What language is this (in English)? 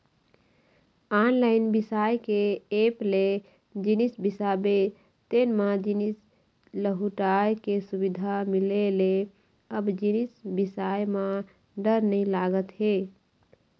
Chhattisgarhi